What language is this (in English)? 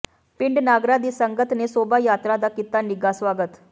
Punjabi